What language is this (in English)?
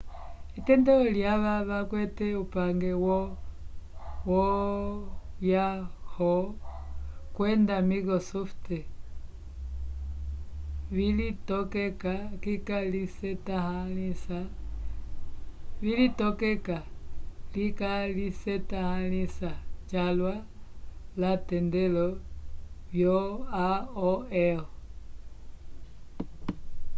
Umbundu